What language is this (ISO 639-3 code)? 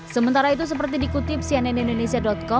ind